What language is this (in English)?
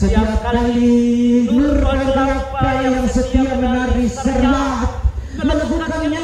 Indonesian